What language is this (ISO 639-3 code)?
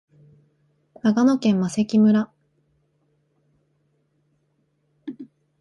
jpn